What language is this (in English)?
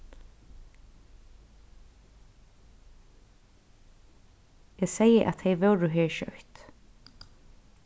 Faroese